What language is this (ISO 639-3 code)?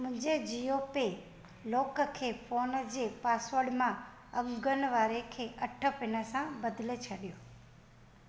snd